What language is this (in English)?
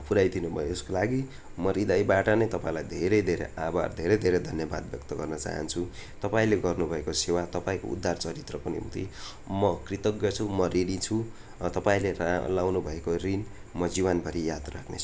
Nepali